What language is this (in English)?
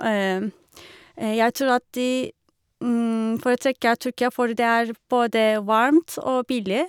Norwegian